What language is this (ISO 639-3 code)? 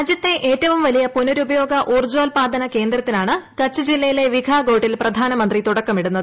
mal